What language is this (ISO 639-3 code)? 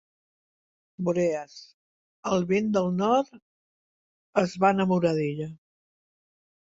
cat